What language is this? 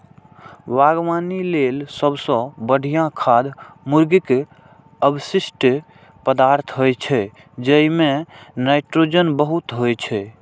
Maithili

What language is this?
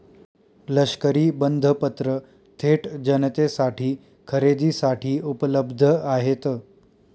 Marathi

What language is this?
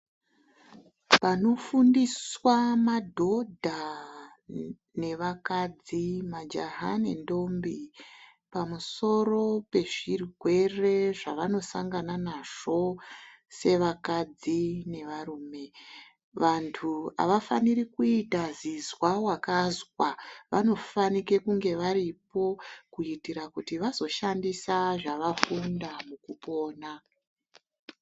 Ndau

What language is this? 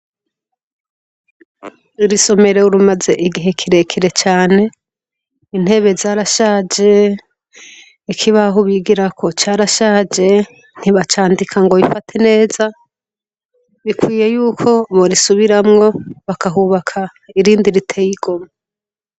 Rundi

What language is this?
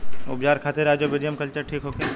Bhojpuri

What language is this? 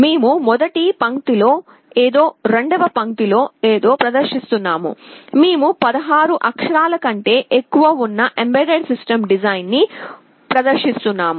Telugu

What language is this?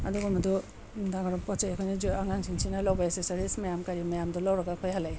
Manipuri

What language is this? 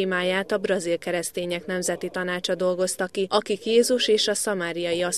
Hungarian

